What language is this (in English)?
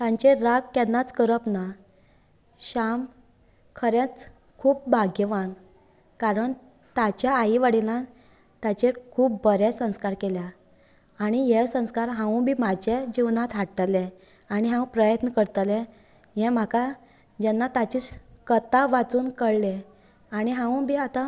Konkani